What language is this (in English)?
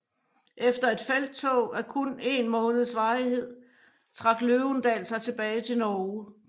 Danish